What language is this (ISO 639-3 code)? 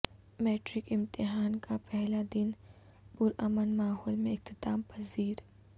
urd